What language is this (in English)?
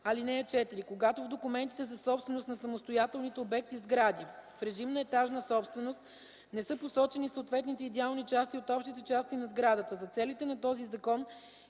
Bulgarian